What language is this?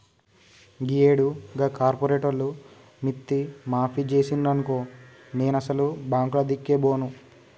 Telugu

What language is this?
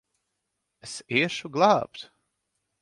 Latvian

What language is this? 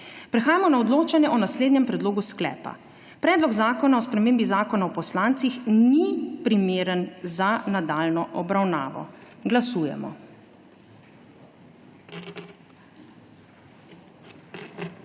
Slovenian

